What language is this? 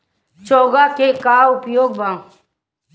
Bhojpuri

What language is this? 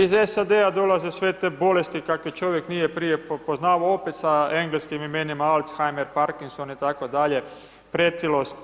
Croatian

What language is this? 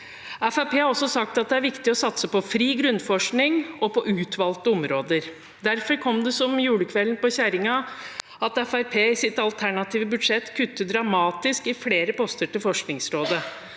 Norwegian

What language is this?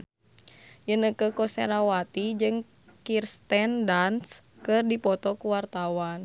Sundanese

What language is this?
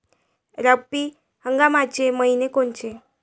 Marathi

